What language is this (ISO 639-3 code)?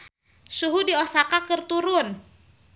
sun